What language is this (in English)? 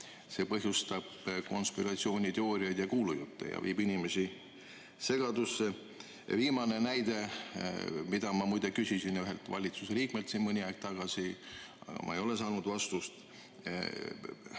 Estonian